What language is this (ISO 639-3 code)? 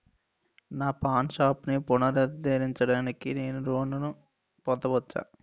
tel